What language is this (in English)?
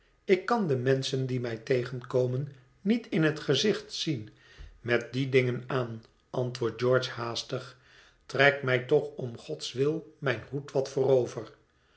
Dutch